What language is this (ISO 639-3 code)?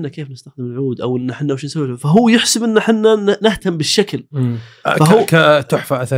ara